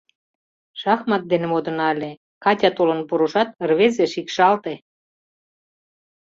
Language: Mari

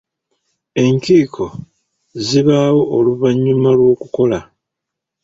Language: Ganda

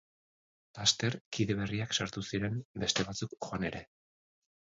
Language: Basque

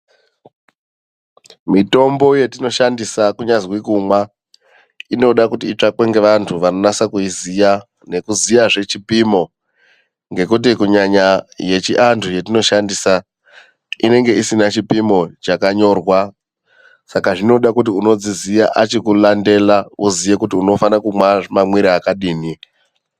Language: Ndau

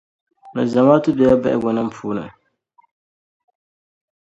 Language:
Dagbani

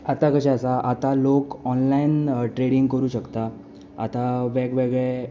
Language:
Konkani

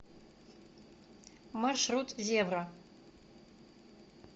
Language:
Russian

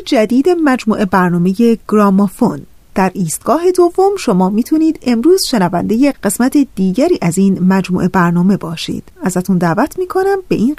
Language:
Persian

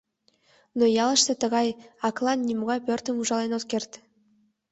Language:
Mari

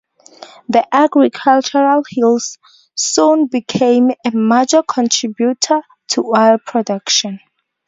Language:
English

